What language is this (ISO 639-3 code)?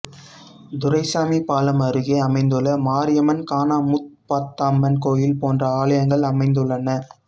tam